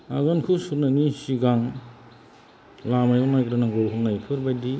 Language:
Bodo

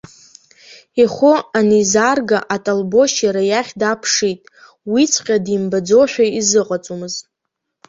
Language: Abkhazian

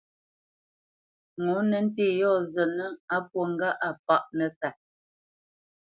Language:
Bamenyam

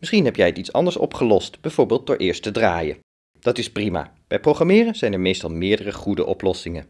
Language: Dutch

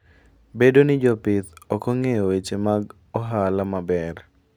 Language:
Luo (Kenya and Tanzania)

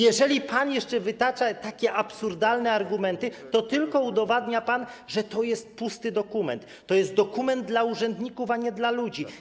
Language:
Polish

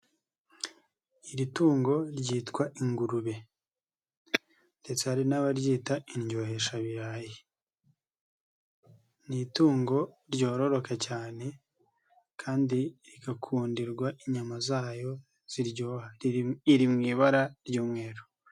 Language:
Kinyarwanda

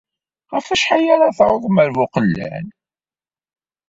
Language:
Kabyle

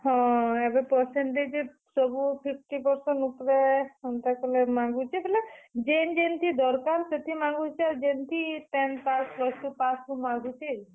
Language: Odia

